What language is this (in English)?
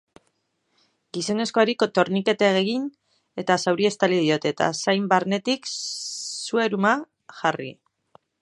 Basque